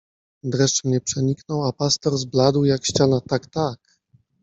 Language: Polish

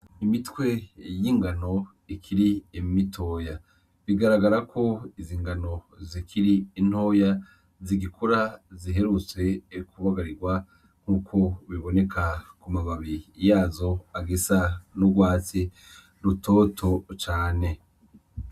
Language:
Rundi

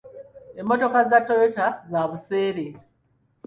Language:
Ganda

